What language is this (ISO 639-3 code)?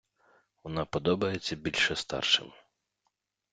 ukr